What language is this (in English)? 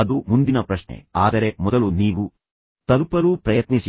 Kannada